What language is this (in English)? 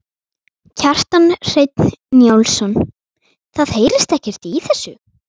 Icelandic